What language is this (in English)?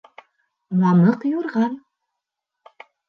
Bashkir